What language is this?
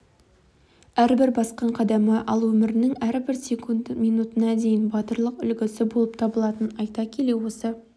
Kazakh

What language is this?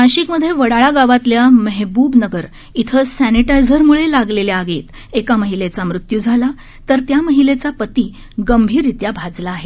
Marathi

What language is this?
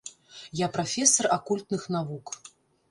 Belarusian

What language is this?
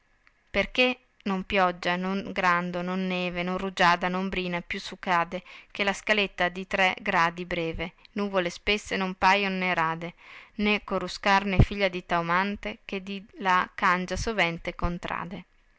Italian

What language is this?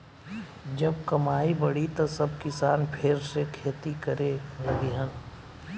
Bhojpuri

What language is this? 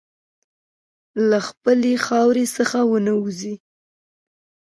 Pashto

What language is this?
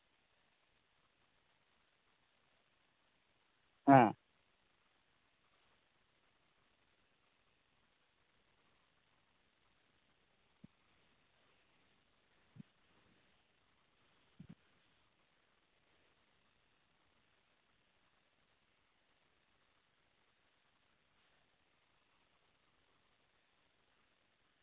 Santali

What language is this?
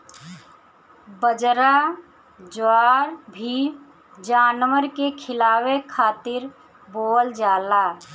Bhojpuri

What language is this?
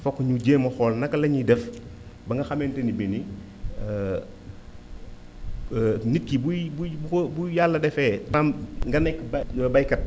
Wolof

